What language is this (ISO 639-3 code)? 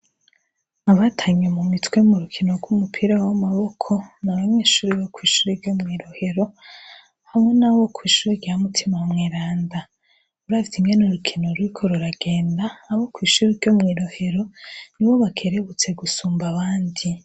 run